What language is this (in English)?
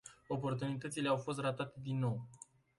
Romanian